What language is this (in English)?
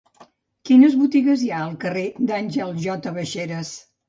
Catalan